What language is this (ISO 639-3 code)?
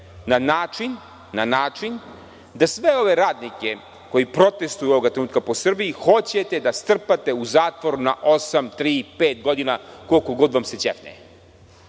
srp